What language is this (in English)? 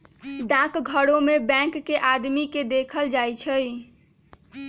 Magahi